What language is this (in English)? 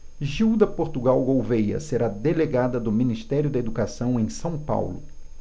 Portuguese